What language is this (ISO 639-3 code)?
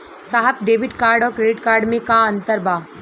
bho